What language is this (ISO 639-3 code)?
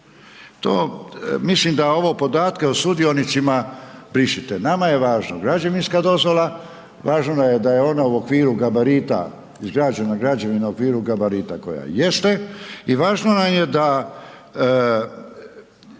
hrv